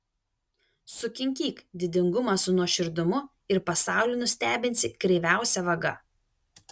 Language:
Lithuanian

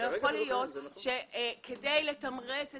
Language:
Hebrew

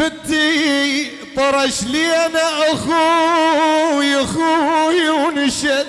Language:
Arabic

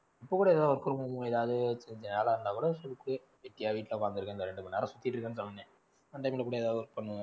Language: Tamil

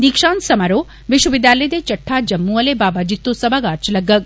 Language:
Dogri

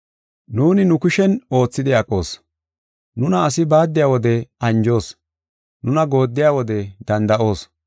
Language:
Gofa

